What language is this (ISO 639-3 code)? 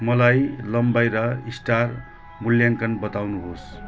nep